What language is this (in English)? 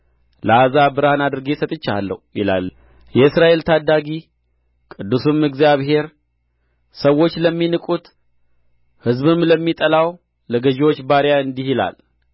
Amharic